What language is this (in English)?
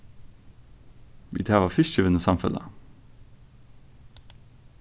Faroese